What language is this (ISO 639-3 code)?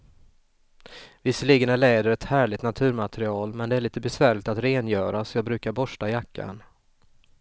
swe